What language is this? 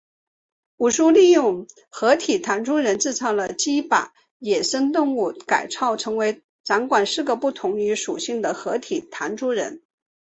Chinese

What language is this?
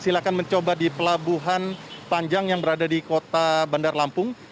Indonesian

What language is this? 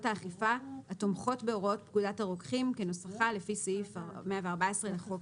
Hebrew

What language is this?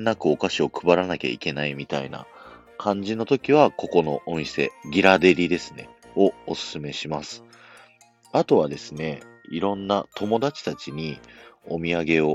Japanese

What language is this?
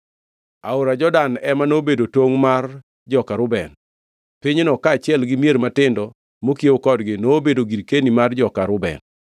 Luo (Kenya and Tanzania)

